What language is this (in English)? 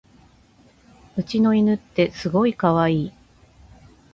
Japanese